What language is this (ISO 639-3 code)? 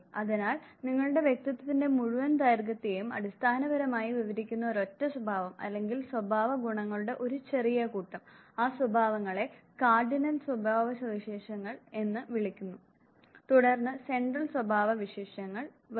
mal